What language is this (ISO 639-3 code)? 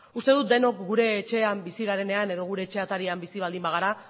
eus